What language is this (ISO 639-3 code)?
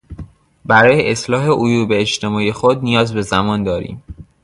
fas